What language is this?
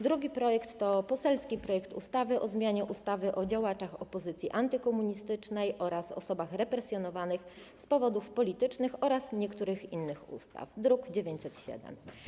Polish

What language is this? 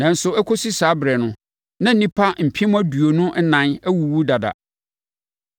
Akan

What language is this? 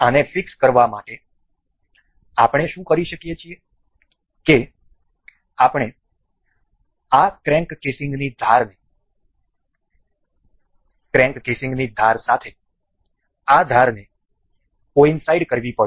Gujarati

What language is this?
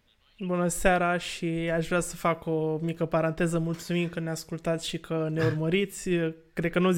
Romanian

